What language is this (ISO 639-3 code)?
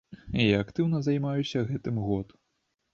bel